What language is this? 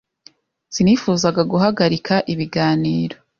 Kinyarwanda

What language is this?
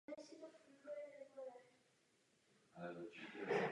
Czech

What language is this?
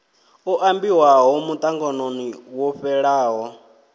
Venda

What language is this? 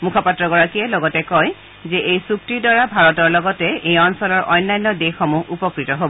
Assamese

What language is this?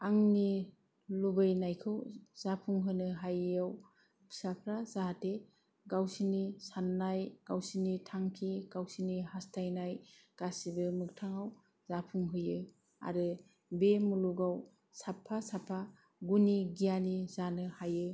Bodo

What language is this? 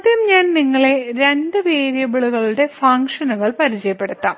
Malayalam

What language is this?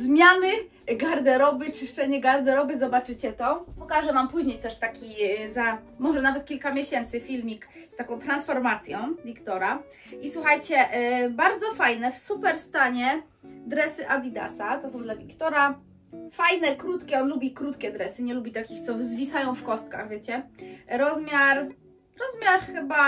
Polish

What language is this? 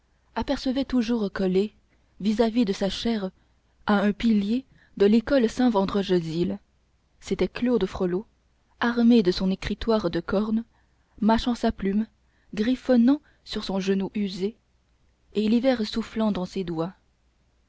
French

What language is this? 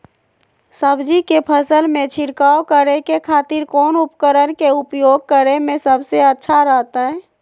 Magahi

